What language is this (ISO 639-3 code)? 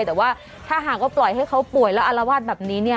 tha